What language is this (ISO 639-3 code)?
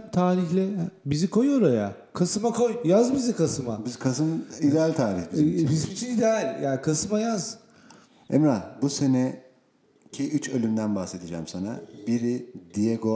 tur